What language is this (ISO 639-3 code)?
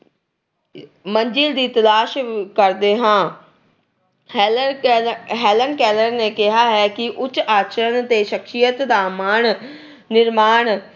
pan